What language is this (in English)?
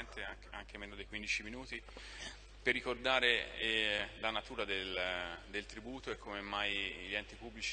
Italian